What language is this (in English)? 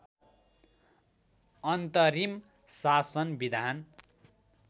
Nepali